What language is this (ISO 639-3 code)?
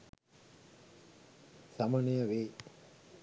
sin